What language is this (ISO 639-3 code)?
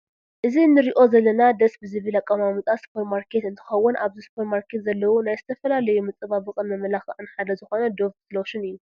tir